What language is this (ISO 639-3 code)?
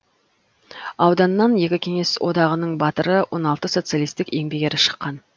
kaz